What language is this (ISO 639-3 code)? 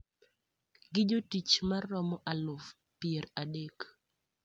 luo